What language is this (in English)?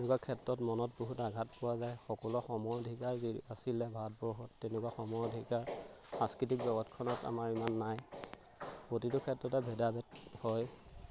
Assamese